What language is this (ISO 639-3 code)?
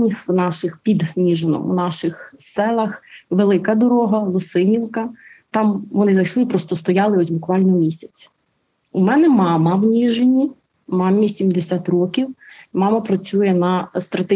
ukr